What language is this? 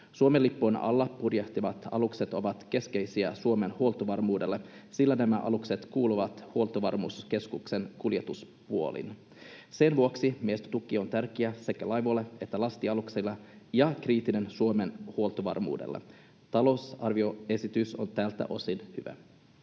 Finnish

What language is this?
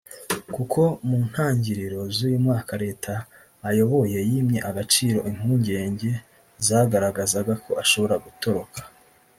Kinyarwanda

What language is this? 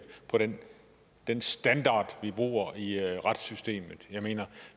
Danish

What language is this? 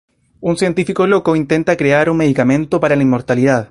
Spanish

